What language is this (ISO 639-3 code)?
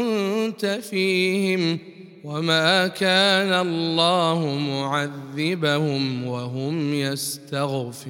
ara